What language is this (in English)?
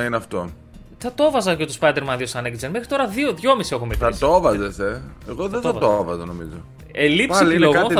Greek